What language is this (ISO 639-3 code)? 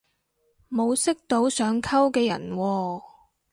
yue